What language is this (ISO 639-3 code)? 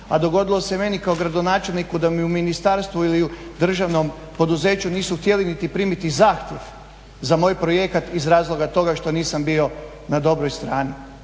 hrv